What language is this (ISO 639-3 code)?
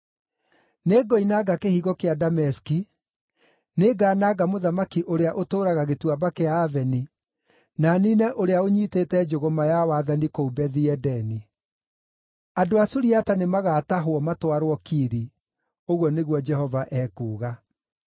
kik